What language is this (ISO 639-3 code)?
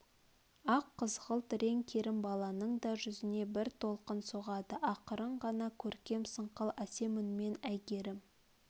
kaz